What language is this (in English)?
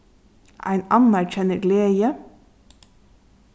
Faroese